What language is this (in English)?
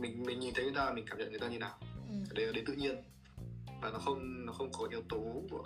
Vietnamese